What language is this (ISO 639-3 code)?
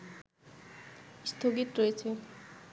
ben